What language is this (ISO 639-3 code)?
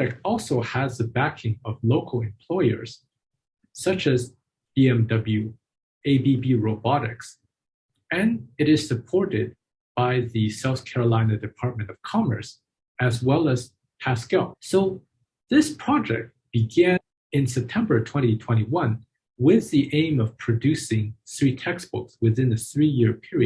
eng